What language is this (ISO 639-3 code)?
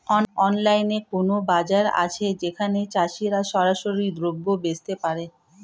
ben